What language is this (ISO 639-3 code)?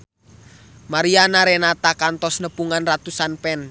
sun